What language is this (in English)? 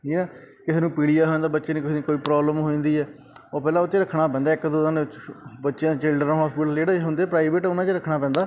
Punjabi